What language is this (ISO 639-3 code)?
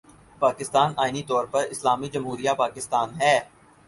urd